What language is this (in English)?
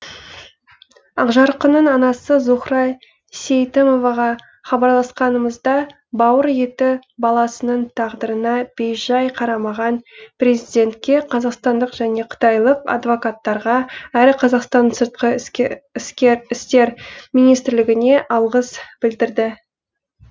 Kazakh